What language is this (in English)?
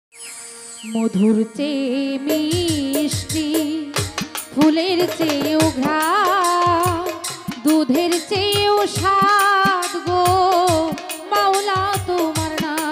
Hindi